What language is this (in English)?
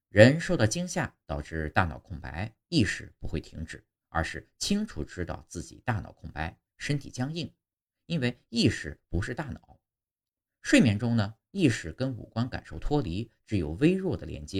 Chinese